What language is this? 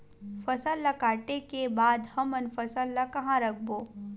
Chhattisgarhi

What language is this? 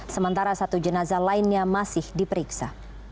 Indonesian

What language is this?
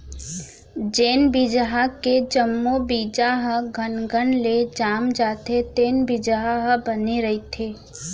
Chhattisgarhi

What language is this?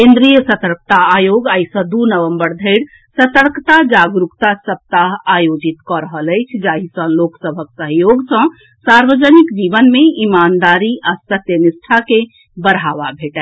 Maithili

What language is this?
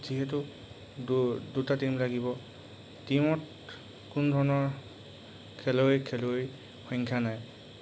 Assamese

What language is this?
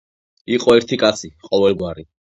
Georgian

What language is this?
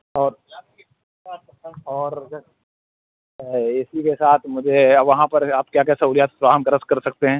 Urdu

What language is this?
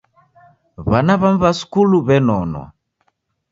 Taita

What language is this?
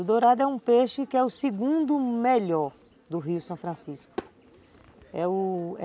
Portuguese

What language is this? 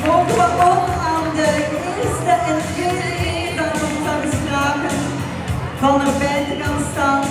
Dutch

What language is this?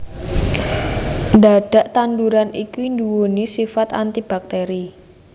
Javanese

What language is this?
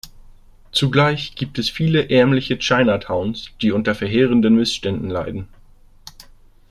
German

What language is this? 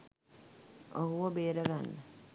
Sinhala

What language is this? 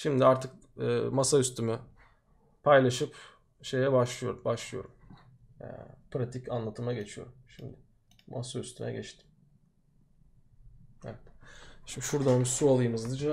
Turkish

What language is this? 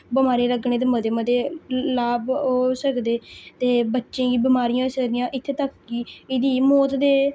Dogri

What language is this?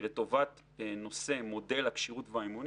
Hebrew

